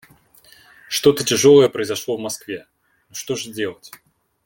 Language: Russian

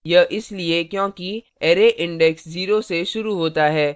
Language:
Hindi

